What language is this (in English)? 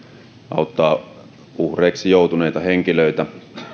Finnish